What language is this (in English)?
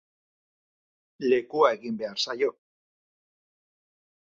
Basque